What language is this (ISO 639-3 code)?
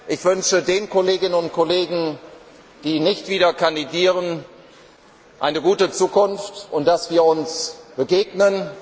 deu